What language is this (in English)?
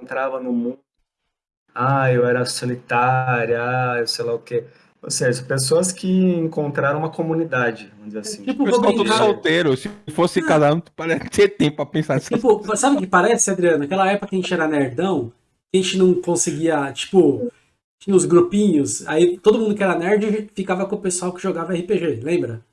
Portuguese